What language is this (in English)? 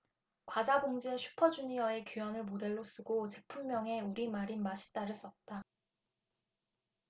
Korean